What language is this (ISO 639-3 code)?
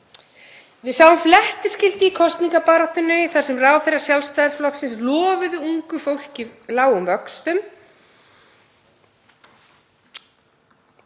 isl